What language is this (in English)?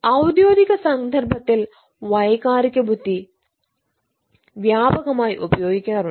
Malayalam